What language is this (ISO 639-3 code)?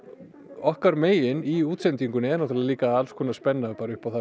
isl